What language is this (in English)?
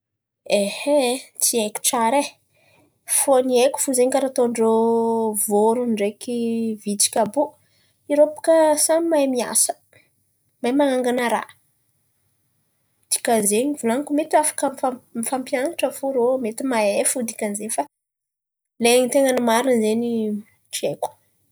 Antankarana Malagasy